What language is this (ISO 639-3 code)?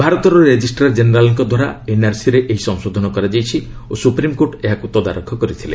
ori